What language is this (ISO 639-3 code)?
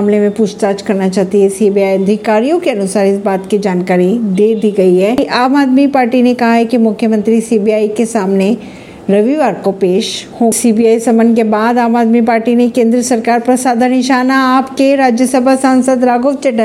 hin